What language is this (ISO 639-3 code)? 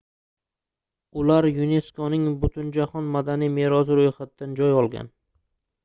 uzb